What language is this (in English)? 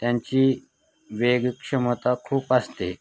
Marathi